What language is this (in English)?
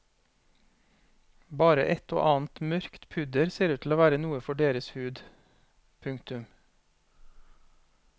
Norwegian